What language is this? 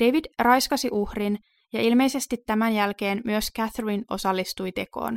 Finnish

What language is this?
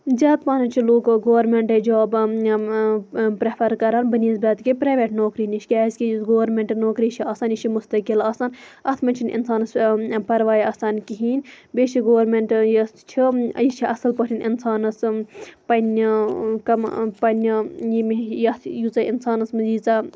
Kashmiri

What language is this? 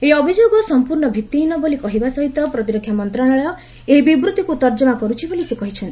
Odia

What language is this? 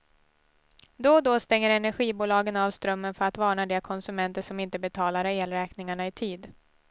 Swedish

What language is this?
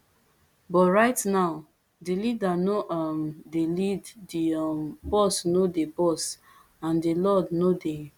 Nigerian Pidgin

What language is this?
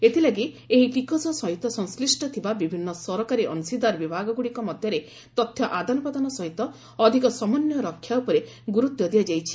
Odia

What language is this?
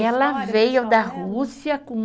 Portuguese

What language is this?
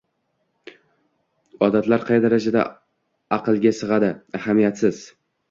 Uzbek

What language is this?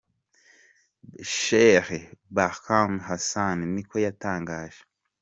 Kinyarwanda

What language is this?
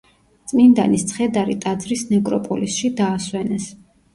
Georgian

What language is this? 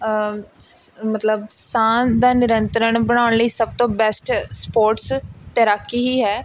Punjabi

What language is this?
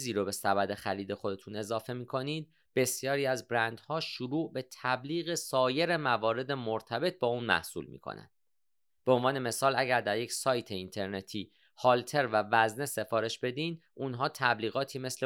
Persian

